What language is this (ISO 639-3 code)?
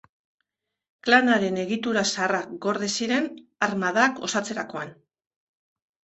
eus